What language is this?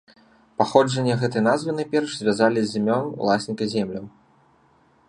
Belarusian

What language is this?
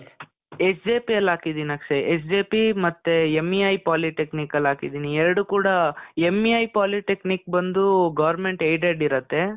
Kannada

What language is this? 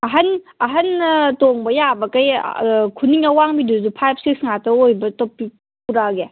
Manipuri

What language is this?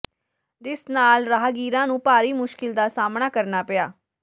Punjabi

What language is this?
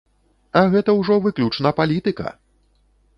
Belarusian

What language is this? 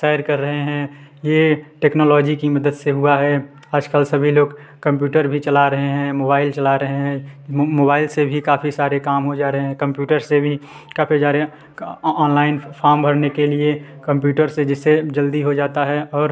Hindi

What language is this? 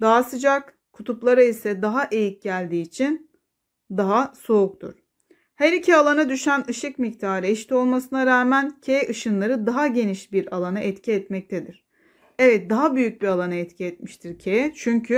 Turkish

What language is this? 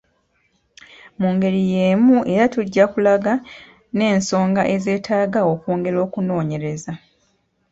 Ganda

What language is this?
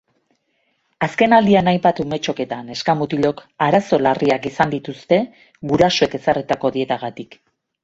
Basque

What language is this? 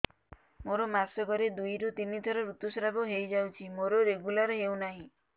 Odia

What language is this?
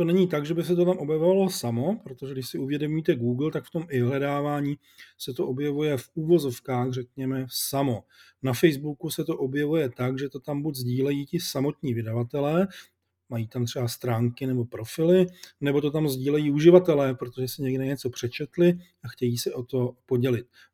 Czech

